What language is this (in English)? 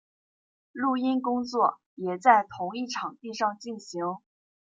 Chinese